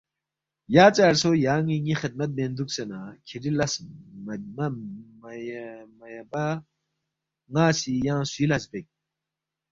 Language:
Balti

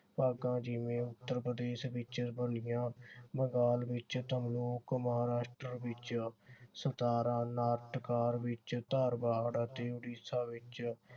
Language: Punjabi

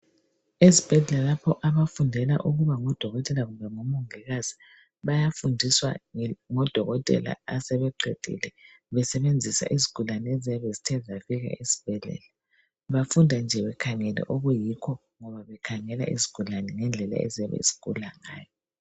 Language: North Ndebele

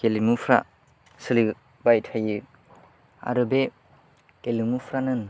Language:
Bodo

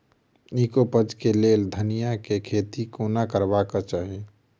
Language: Maithili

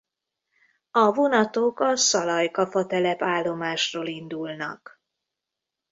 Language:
Hungarian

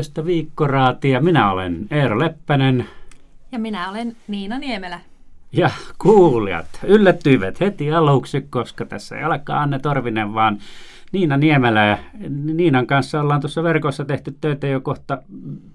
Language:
Finnish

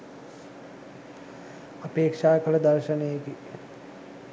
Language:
Sinhala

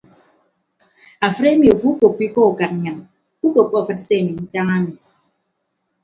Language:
Ibibio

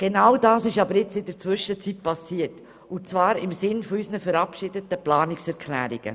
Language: Swiss German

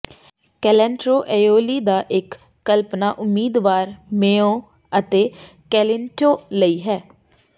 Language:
Punjabi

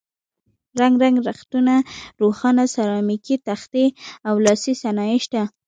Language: Pashto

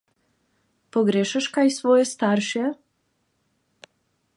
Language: Slovenian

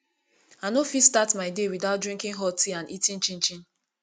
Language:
Nigerian Pidgin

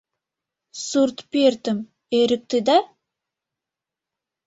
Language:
Mari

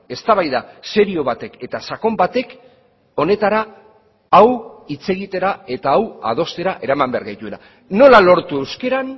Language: Basque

